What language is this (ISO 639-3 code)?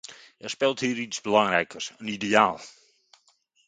nld